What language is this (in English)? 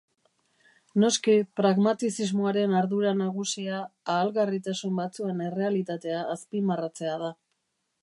Basque